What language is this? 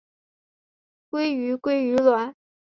Chinese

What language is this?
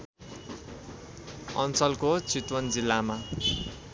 Nepali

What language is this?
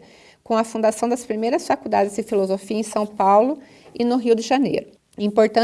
Portuguese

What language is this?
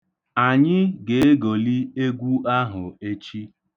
Igbo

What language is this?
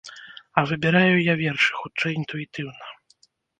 Belarusian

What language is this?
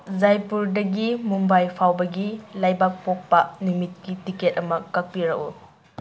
Manipuri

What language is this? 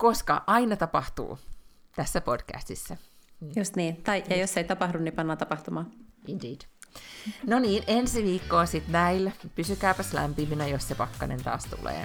Finnish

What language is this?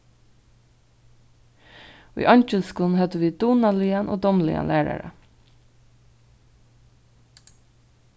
Faroese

